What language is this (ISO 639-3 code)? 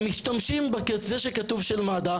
heb